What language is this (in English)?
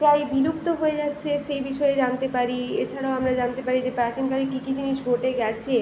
Bangla